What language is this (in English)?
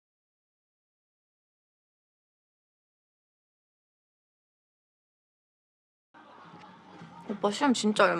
Korean